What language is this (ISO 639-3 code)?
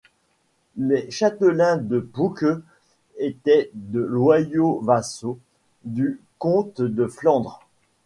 fra